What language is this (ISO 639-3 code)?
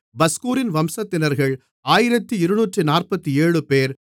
tam